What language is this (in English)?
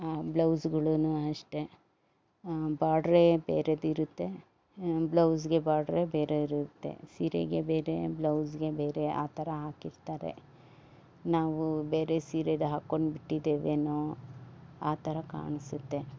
Kannada